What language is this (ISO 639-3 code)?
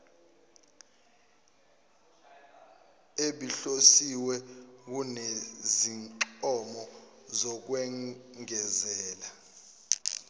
zul